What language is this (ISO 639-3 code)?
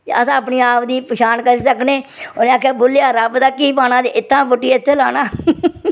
doi